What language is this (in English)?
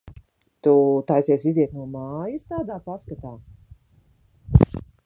Latvian